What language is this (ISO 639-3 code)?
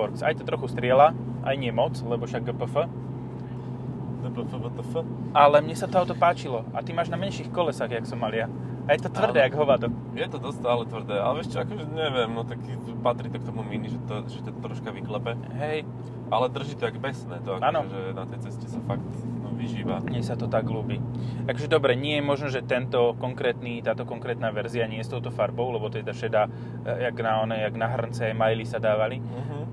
slk